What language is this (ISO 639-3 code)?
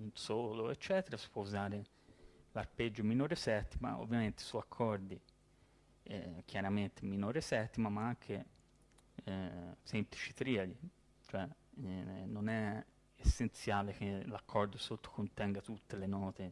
ita